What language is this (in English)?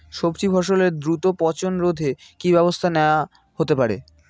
Bangla